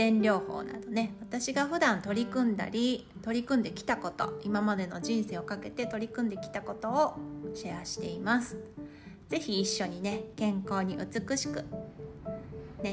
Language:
Japanese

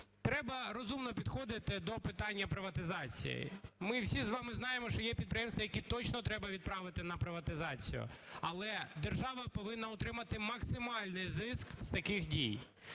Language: Ukrainian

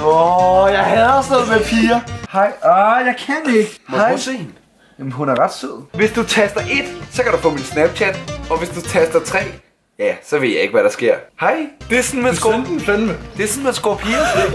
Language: Danish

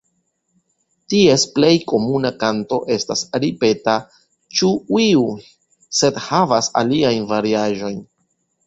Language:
Esperanto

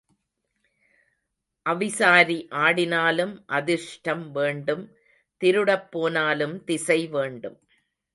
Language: Tamil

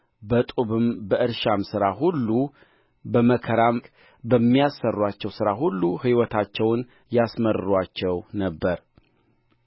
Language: Amharic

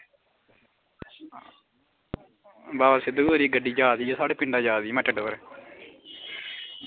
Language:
Dogri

